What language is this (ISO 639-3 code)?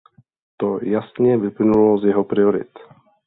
ces